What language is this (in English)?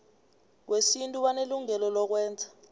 South Ndebele